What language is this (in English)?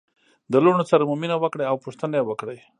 Pashto